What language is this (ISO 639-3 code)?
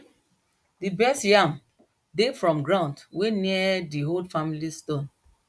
pcm